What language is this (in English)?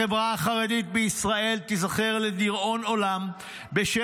Hebrew